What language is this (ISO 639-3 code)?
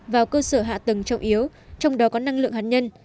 vie